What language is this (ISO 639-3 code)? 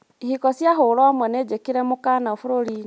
kik